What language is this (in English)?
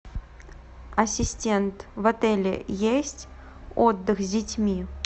Russian